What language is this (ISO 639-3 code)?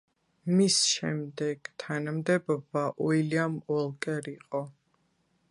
kat